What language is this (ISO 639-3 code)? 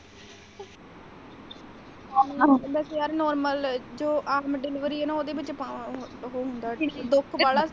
pan